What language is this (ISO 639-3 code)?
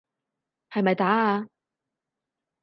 yue